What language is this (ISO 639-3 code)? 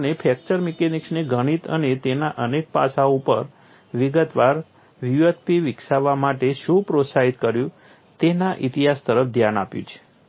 guj